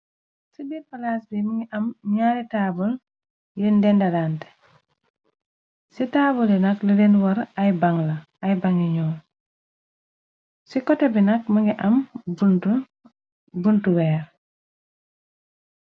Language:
Wolof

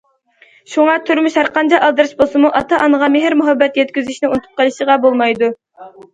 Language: Uyghur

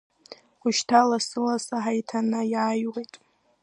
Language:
Abkhazian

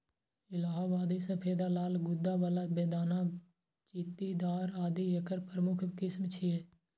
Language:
Maithili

